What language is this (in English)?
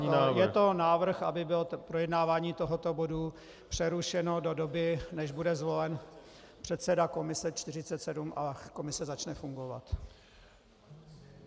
Czech